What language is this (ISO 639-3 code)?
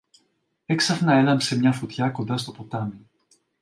ell